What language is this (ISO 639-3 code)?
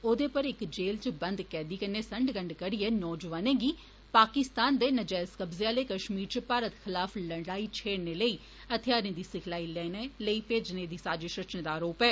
doi